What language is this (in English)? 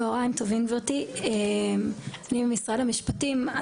Hebrew